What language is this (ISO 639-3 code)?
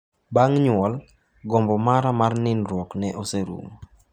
luo